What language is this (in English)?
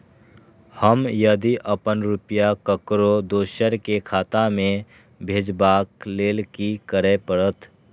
Maithili